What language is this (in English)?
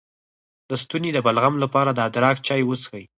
Pashto